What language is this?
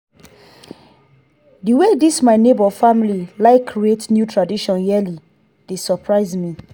Nigerian Pidgin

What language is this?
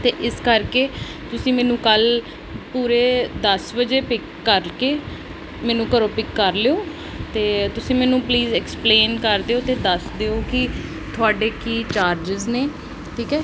Punjabi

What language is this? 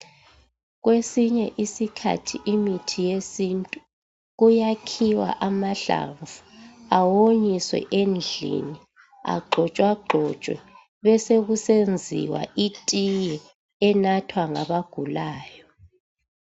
North Ndebele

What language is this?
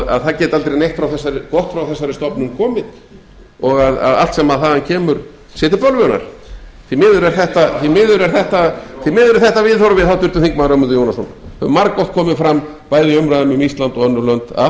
Icelandic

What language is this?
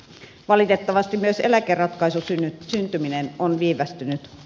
Finnish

